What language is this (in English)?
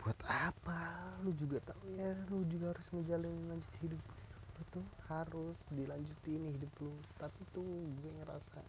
Indonesian